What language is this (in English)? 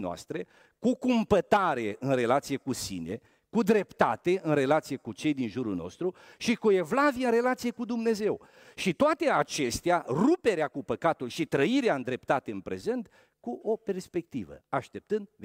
Romanian